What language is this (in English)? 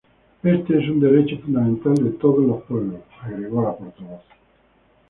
Spanish